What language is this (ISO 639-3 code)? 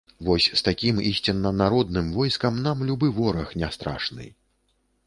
bel